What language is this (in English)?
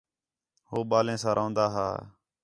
Khetrani